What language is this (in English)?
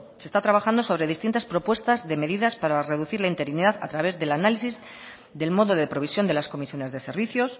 Spanish